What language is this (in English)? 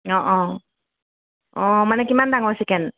Assamese